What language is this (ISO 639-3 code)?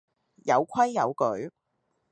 yue